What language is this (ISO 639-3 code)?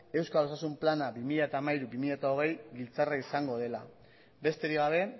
eus